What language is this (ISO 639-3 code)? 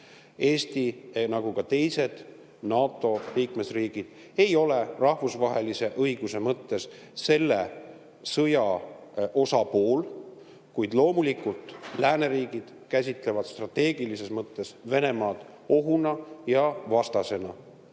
est